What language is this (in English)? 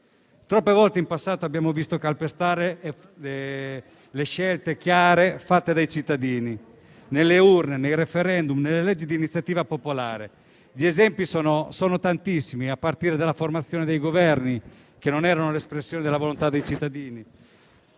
Italian